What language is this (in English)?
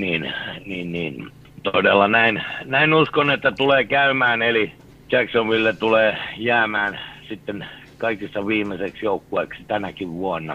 Finnish